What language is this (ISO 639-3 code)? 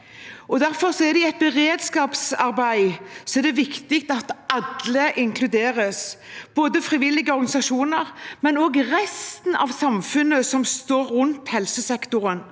nor